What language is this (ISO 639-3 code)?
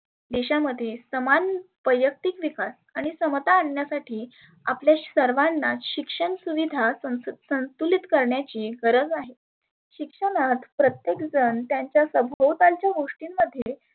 mar